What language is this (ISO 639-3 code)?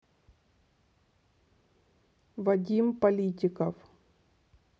rus